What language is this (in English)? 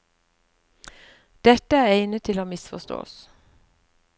Norwegian